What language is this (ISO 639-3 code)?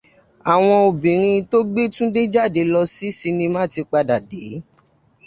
yor